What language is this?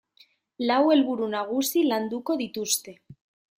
Basque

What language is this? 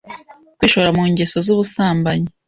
Kinyarwanda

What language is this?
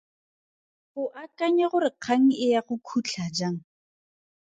Tswana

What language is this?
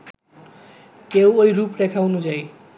Bangla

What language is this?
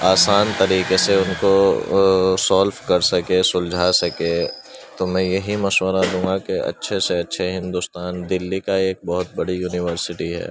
Urdu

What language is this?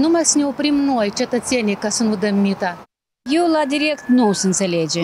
Romanian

